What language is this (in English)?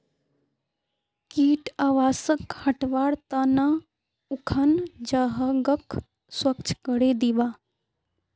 Magahi